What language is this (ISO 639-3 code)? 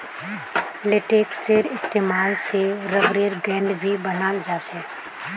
mag